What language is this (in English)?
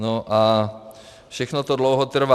Czech